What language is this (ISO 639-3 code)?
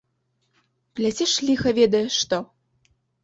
bel